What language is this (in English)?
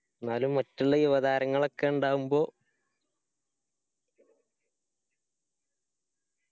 Malayalam